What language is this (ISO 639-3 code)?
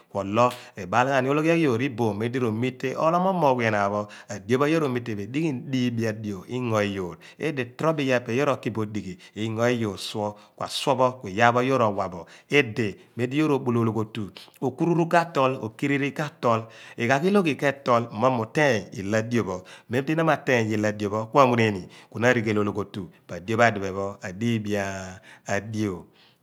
abn